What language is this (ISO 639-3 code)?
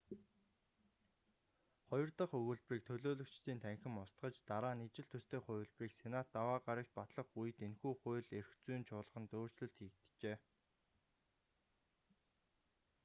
mon